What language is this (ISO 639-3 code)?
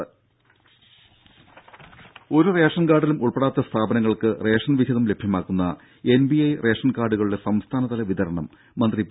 mal